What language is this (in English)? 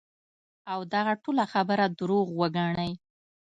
Pashto